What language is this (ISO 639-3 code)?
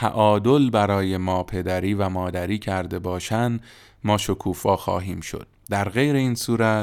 fas